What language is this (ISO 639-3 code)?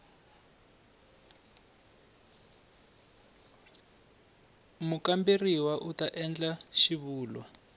tso